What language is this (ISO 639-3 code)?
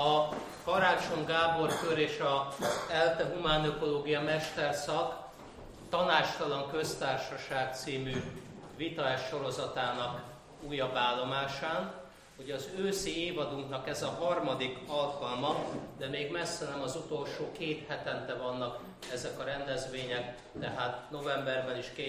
hun